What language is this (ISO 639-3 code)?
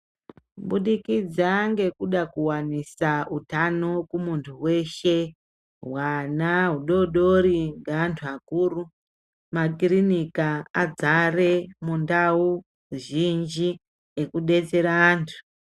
ndc